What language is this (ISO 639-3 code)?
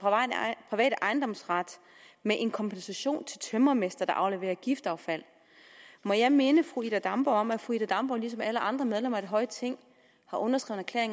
dan